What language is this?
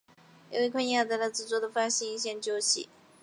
Chinese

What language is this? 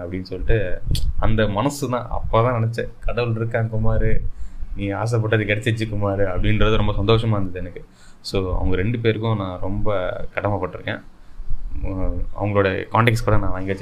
Tamil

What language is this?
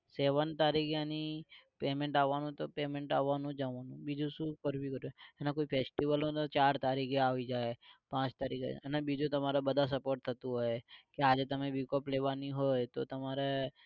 Gujarati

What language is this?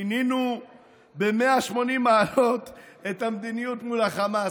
Hebrew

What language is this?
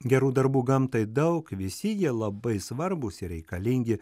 Lithuanian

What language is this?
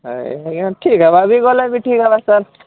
Odia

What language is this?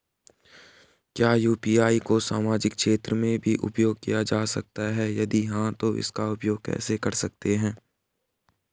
Hindi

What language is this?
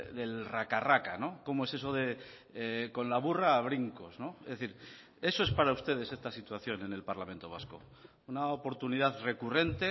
Spanish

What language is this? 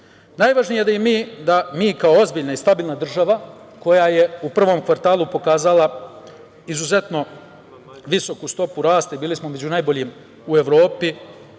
Serbian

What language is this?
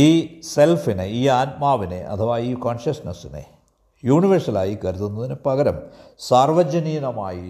Malayalam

